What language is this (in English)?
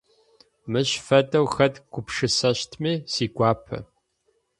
Adyghe